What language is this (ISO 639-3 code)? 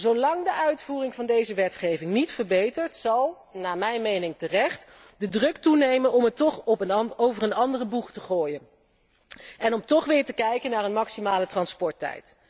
nld